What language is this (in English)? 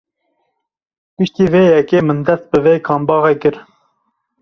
Kurdish